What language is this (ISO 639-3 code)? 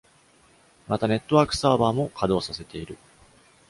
jpn